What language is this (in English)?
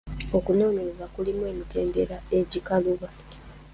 Ganda